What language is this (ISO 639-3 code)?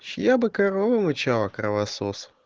rus